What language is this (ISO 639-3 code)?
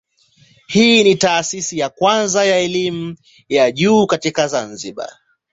swa